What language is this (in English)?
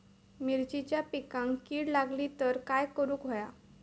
Marathi